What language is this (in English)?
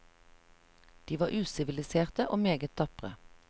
Norwegian